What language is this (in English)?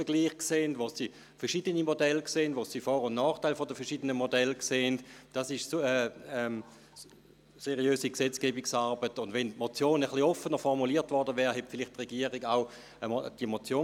Swiss German